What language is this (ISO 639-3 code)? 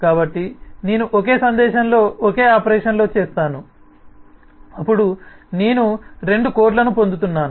tel